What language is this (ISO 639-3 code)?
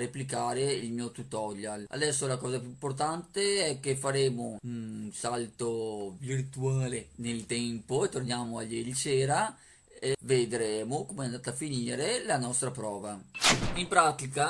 ita